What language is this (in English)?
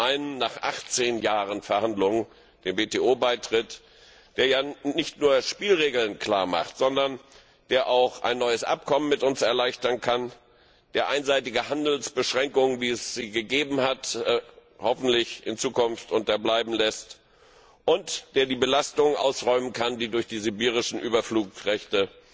German